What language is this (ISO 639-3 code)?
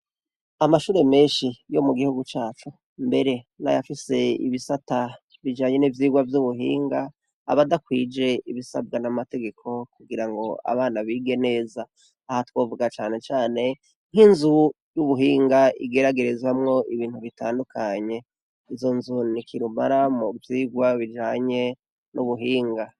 run